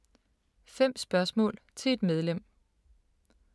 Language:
Danish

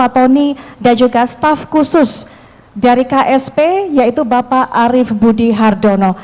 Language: Indonesian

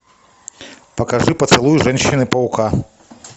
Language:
Russian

